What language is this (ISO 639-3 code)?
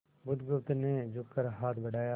hin